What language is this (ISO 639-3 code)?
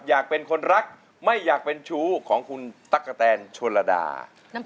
tha